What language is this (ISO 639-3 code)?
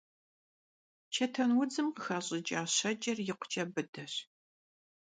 kbd